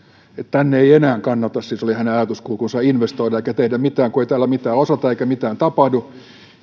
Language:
Finnish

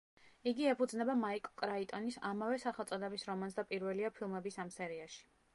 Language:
Georgian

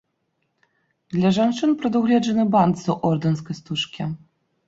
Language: Belarusian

